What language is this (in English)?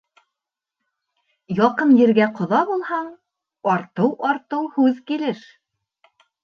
Bashkir